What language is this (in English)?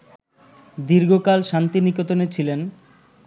Bangla